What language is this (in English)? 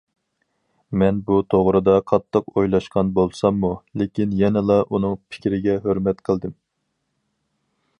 Uyghur